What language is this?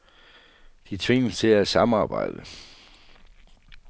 Danish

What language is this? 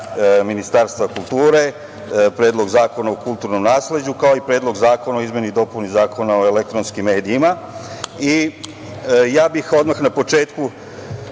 Serbian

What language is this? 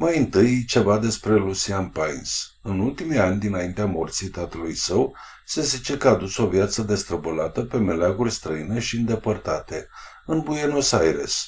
Romanian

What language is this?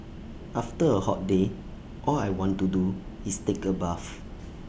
English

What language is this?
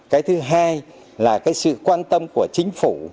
Vietnamese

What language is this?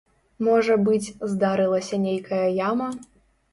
Belarusian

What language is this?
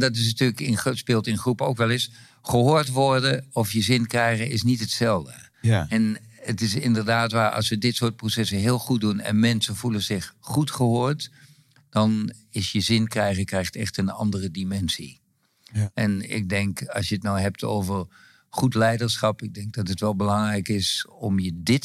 Dutch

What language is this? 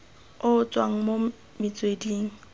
Tswana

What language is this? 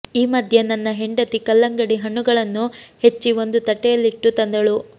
Kannada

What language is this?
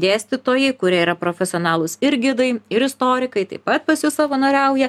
Lithuanian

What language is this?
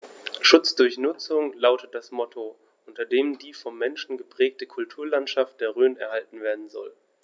German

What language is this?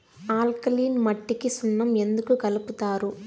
Telugu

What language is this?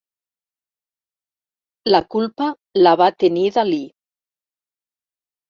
Catalan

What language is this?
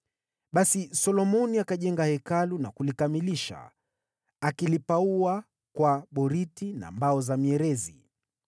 Swahili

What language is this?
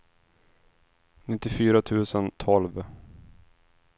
Swedish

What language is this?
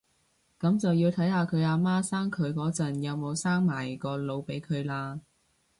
Cantonese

